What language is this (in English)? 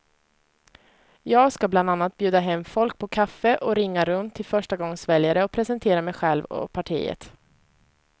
Swedish